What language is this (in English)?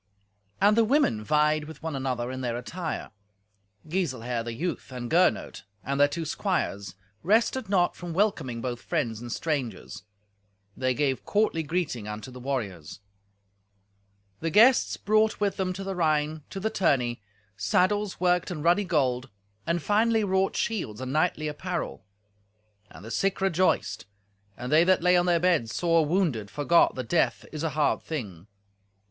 English